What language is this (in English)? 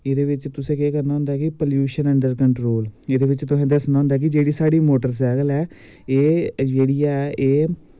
Dogri